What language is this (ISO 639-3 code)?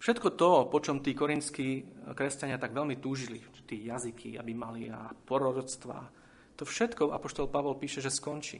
slk